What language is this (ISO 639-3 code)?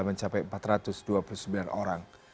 ind